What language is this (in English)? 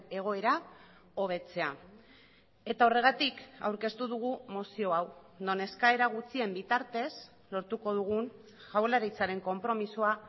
Basque